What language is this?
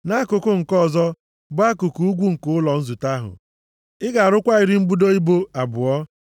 Igbo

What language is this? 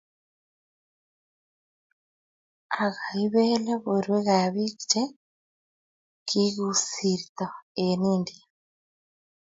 Kalenjin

